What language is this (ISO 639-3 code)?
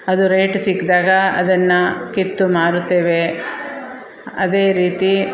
kan